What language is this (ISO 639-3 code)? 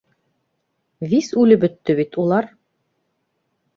bak